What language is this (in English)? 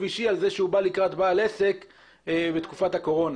Hebrew